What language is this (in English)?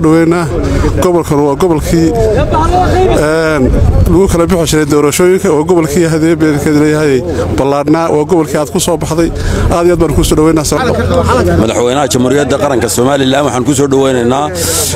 Arabic